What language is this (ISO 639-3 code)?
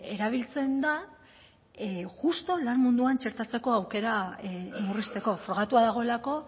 eus